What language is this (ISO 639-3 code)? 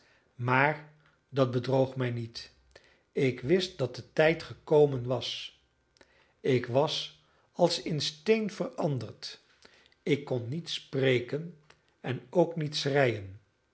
nld